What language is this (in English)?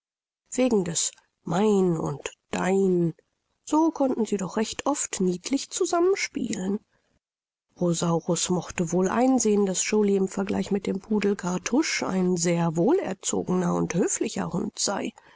German